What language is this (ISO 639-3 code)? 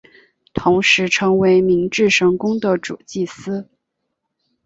zho